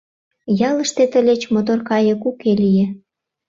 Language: Mari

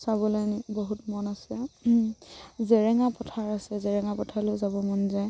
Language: Assamese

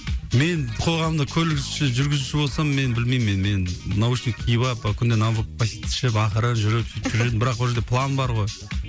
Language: Kazakh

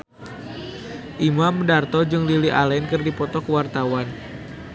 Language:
Sundanese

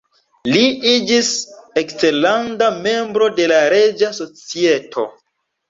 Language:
Esperanto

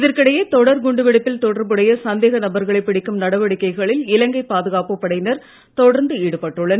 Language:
Tamil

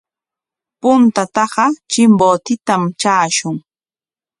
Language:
Corongo Ancash Quechua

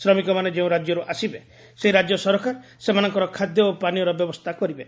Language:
Odia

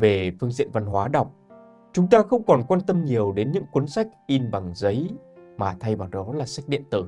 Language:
Vietnamese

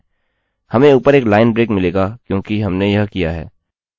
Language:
Hindi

